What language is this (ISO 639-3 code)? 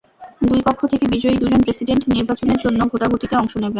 ben